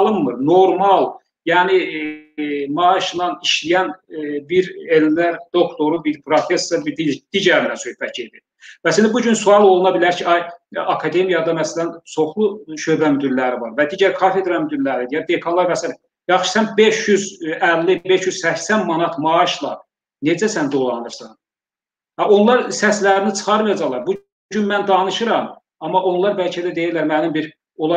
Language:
Turkish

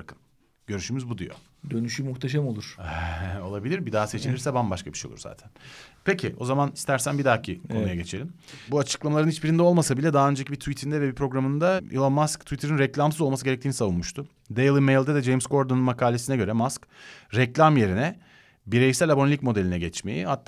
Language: Turkish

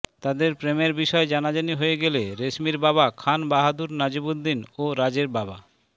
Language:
Bangla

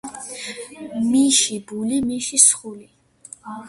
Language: Georgian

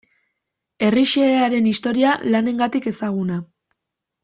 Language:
Basque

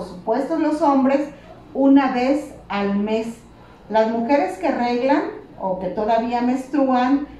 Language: Spanish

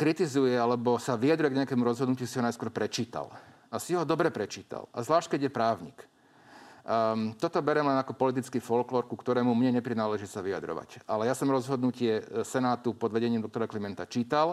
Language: Slovak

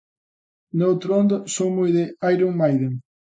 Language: Galician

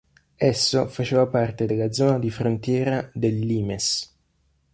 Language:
Italian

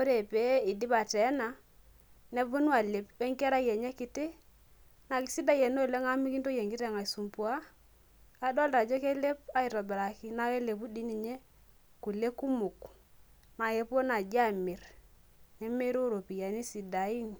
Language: Masai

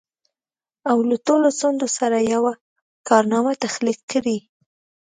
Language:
Pashto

